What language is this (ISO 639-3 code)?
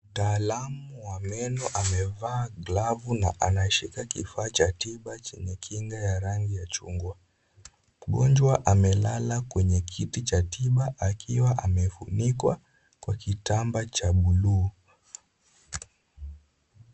swa